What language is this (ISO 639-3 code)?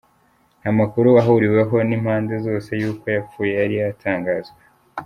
kin